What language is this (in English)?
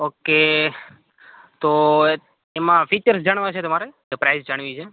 Gujarati